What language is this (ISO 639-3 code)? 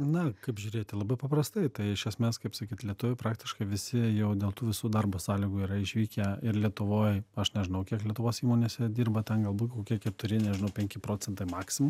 lit